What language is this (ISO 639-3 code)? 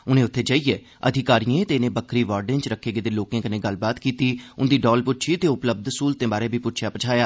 doi